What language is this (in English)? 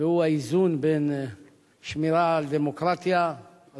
Hebrew